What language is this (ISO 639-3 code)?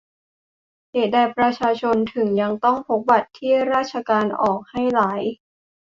tha